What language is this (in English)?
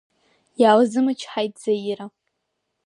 Abkhazian